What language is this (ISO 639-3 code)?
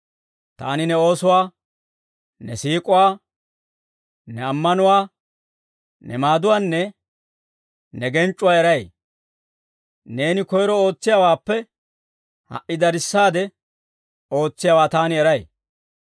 dwr